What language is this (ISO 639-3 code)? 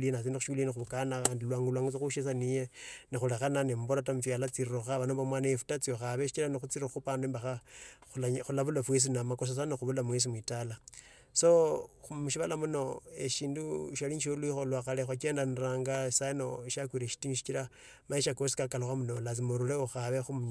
lto